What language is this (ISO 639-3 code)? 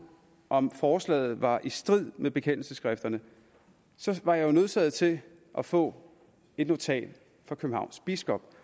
dan